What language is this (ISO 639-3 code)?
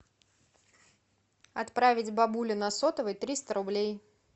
rus